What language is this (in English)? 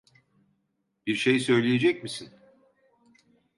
Turkish